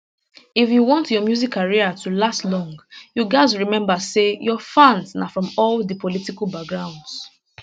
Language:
Nigerian Pidgin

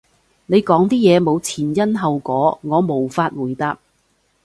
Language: Cantonese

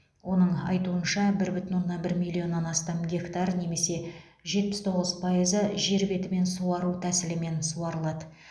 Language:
Kazakh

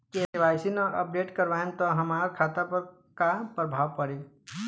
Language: Bhojpuri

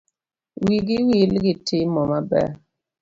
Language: Luo (Kenya and Tanzania)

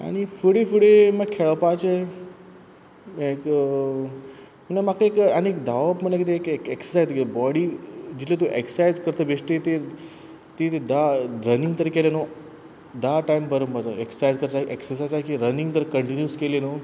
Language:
Konkani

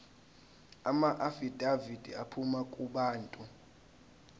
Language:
Zulu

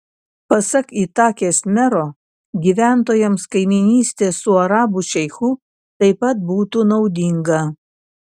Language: Lithuanian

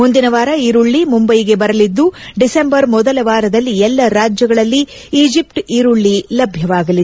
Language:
Kannada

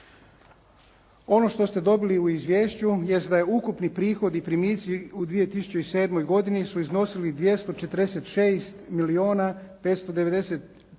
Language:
Croatian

